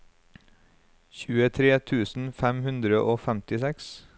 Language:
Norwegian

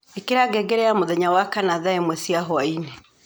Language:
Kikuyu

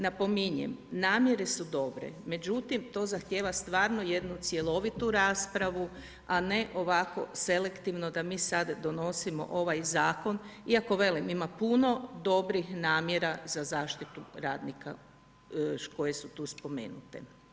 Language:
Croatian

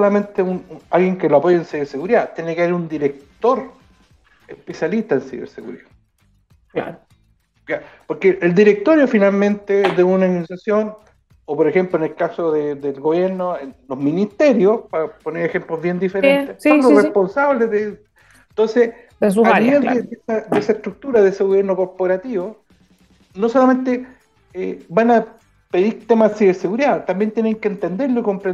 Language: Spanish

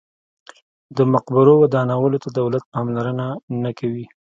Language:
Pashto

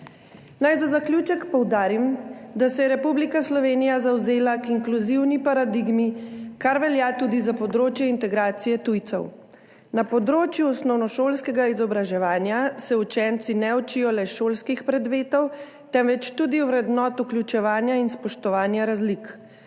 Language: Slovenian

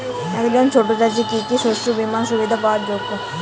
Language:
Bangla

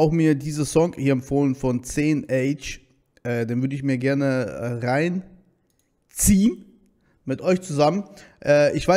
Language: German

